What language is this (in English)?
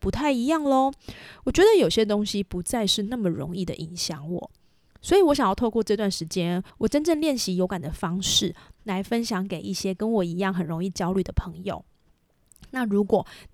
Chinese